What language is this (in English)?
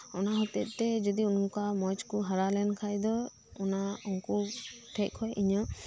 Santali